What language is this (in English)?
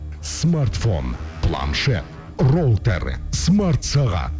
Kazakh